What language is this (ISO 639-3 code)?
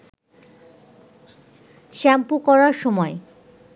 ben